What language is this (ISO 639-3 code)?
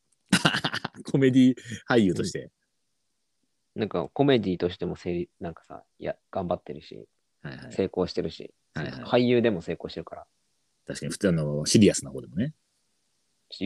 jpn